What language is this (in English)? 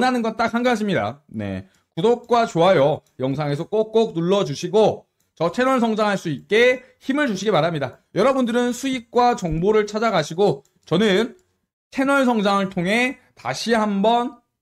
Korean